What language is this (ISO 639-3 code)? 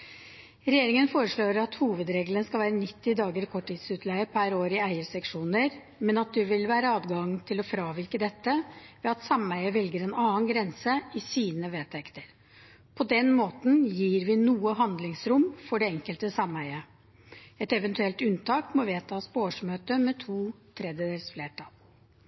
nob